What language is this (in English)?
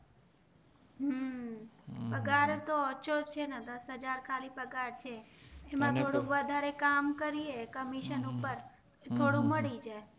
Gujarati